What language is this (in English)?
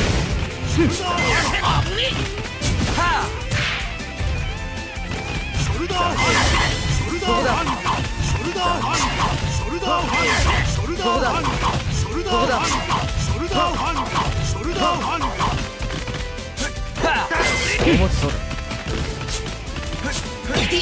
Japanese